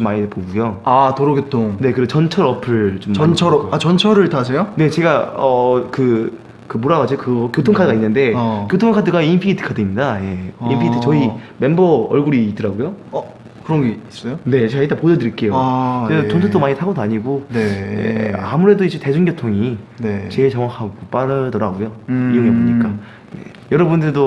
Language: Korean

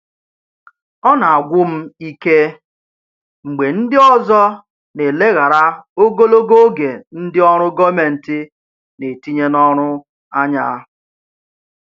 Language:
Igbo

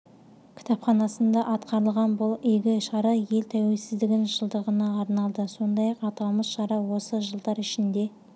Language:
Kazakh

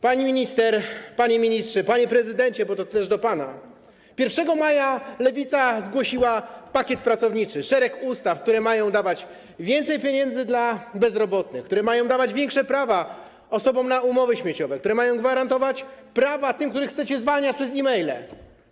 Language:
Polish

